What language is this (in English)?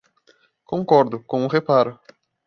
Portuguese